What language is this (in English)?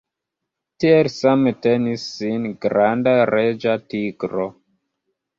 Esperanto